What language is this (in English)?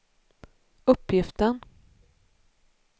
Swedish